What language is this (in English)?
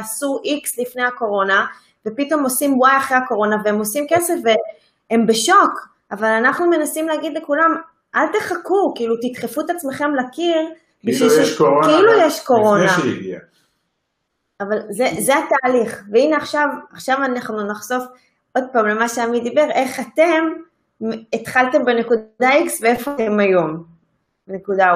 Hebrew